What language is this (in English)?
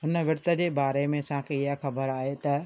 Sindhi